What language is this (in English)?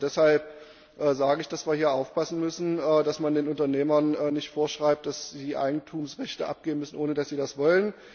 German